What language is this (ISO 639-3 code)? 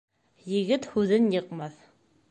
bak